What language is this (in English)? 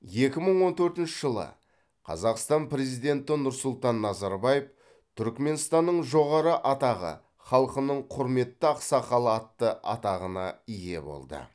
Kazakh